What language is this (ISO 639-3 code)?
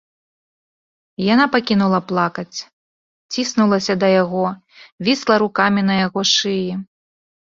bel